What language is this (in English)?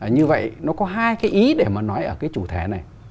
Vietnamese